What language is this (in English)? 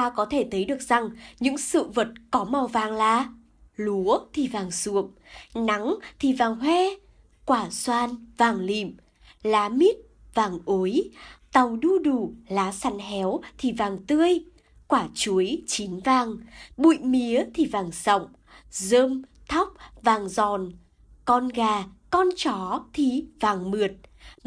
Vietnamese